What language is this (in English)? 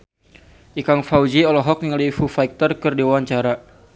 Sundanese